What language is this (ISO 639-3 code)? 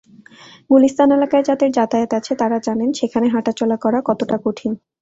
ben